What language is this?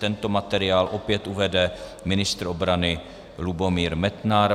Czech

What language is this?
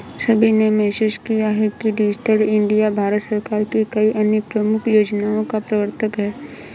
Hindi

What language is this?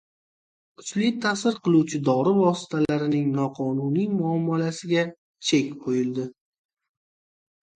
Uzbek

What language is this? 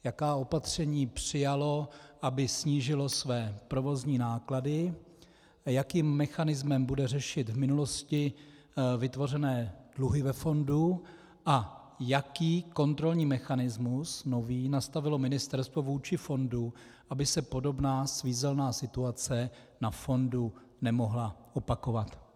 Czech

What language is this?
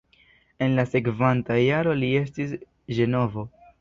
Esperanto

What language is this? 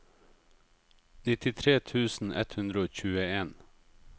Norwegian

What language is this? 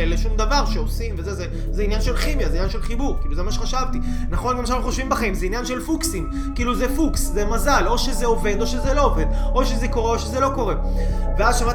Hebrew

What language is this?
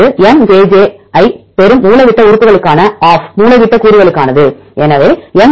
Tamil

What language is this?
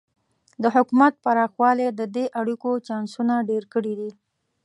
Pashto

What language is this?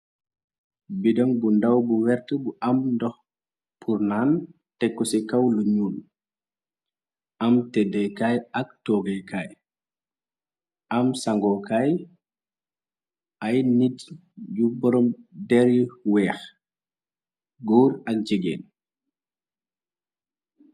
Wolof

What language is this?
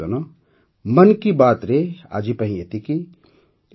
Odia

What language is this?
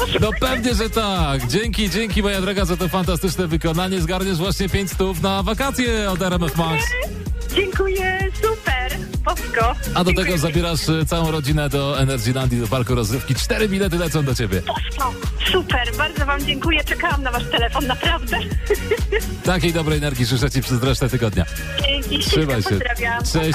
Polish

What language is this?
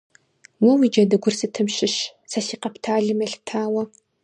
Kabardian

